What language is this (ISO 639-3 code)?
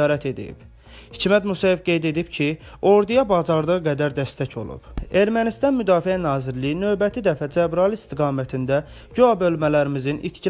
tur